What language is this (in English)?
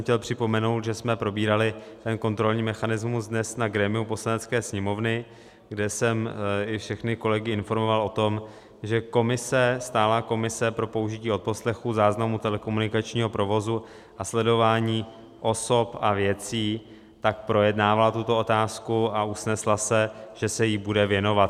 Czech